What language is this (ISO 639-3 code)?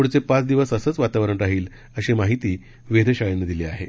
mar